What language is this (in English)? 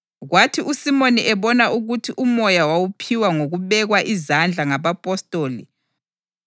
North Ndebele